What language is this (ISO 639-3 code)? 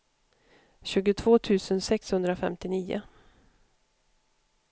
swe